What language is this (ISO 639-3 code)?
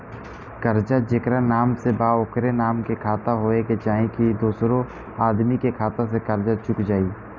bho